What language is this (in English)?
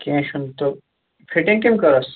Kashmiri